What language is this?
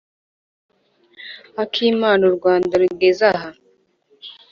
Kinyarwanda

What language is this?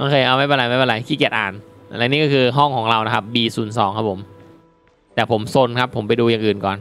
Thai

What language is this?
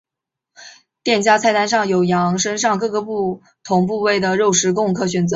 Chinese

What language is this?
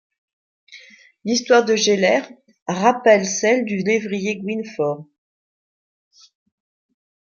French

